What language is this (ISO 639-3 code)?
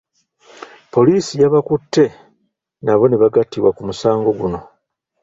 lug